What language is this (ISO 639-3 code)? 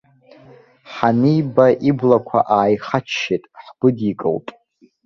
abk